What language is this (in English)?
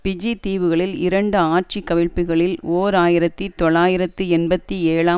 Tamil